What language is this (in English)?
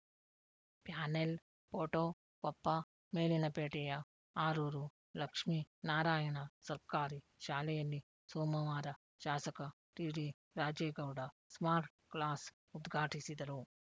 Kannada